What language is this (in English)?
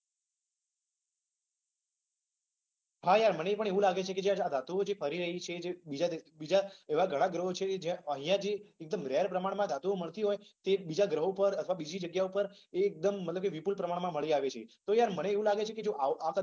Gujarati